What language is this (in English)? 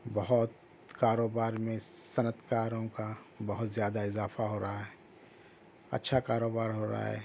Urdu